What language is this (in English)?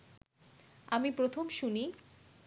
Bangla